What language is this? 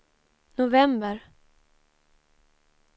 Swedish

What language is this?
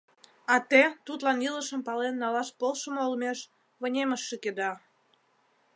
Mari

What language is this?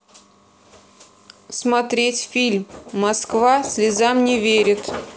Russian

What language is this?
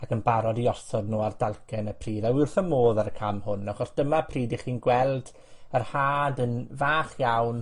Welsh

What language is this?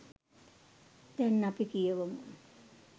Sinhala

